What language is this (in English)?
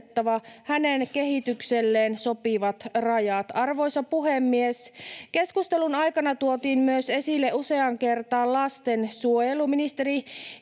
Finnish